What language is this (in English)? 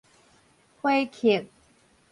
Min Nan Chinese